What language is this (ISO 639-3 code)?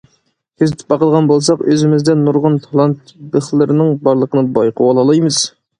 uig